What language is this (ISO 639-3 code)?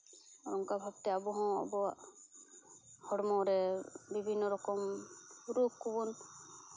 sat